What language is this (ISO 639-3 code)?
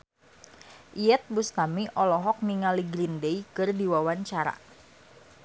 sun